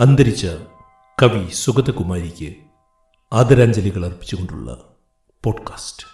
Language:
Malayalam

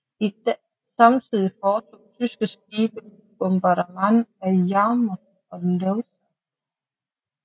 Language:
Danish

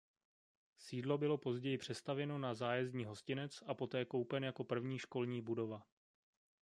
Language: Czech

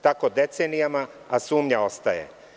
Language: Serbian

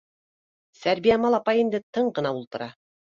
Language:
Bashkir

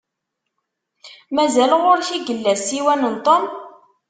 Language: Kabyle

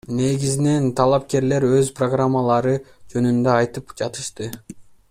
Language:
Kyrgyz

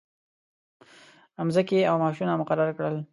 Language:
Pashto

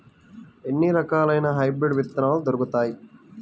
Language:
Telugu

